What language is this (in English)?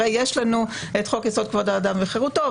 Hebrew